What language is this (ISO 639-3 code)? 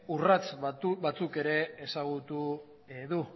eus